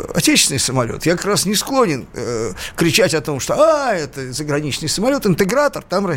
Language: Russian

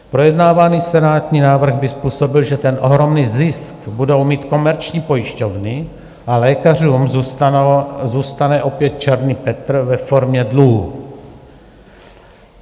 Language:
Czech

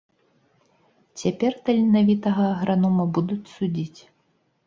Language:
Belarusian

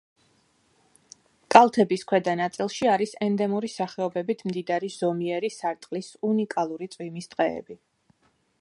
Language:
Georgian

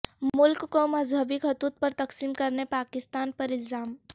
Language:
Urdu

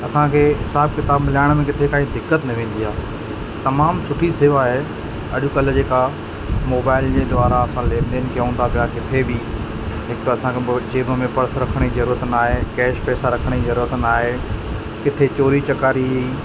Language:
Sindhi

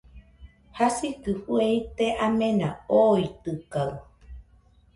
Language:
Nüpode Huitoto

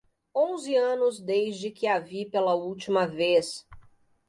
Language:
Portuguese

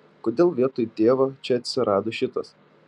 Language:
Lithuanian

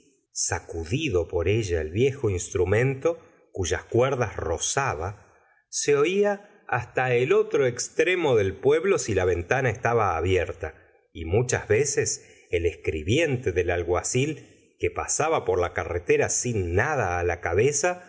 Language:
Spanish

